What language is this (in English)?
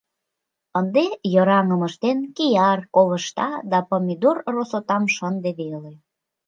Mari